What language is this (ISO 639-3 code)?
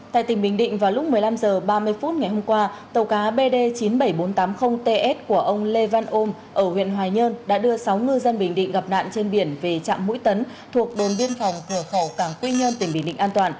vie